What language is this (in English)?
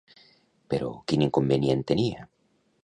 Catalan